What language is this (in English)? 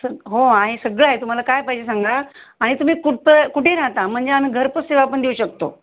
Marathi